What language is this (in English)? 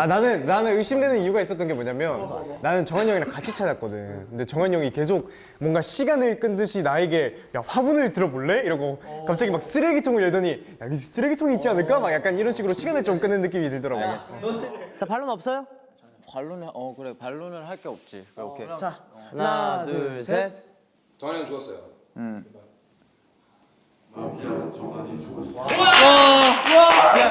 Korean